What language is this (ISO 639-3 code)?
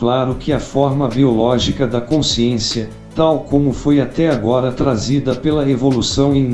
por